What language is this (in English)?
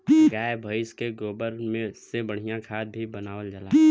Bhojpuri